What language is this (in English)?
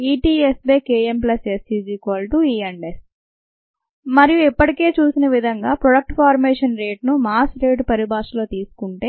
Telugu